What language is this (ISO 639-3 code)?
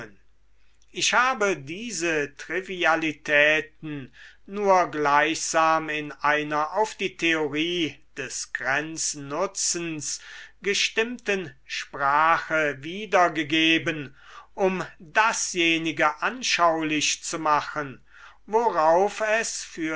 deu